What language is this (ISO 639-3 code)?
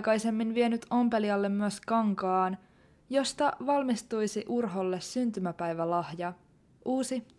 fin